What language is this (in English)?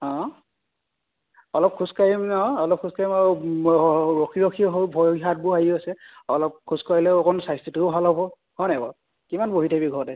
Assamese